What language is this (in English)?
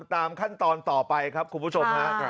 Thai